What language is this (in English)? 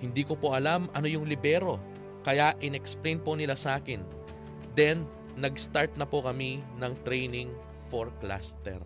Filipino